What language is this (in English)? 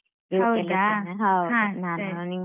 Kannada